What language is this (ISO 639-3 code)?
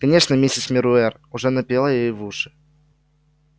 rus